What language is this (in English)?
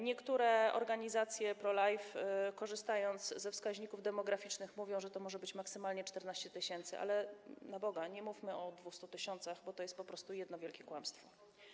Polish